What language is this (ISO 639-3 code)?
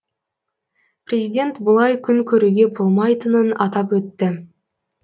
kaz